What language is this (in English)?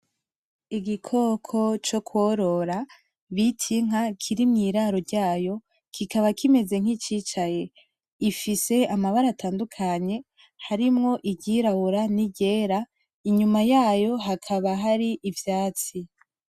Rundi